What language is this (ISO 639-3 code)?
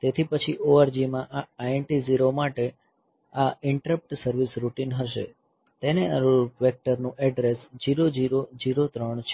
guj